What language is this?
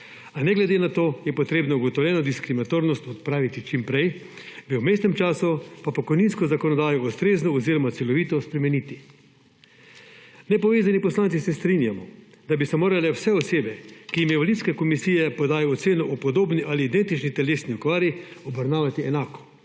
Slovenian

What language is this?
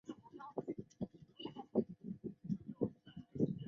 Chinese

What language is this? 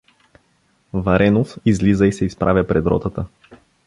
Bulgarian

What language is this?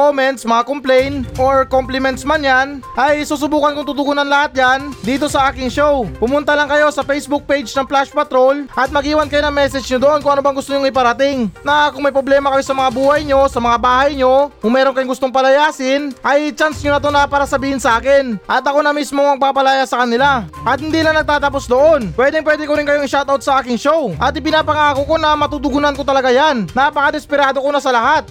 Filipino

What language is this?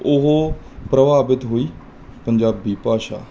Punjabi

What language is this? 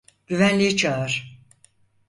Turkish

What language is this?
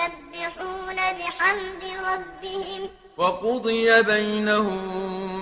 Arabic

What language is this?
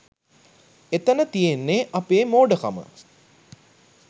Sinhala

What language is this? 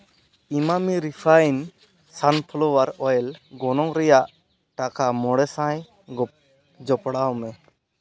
Santali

